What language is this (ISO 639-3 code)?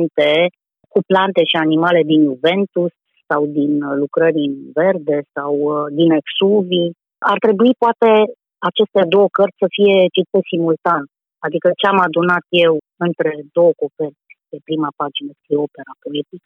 ron